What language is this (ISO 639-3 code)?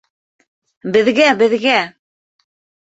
bak